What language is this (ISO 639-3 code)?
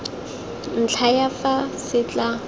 tsn